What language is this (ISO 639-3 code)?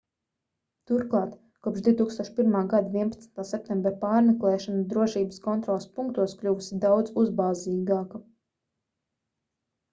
lav